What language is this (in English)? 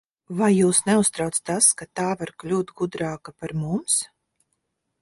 Latvian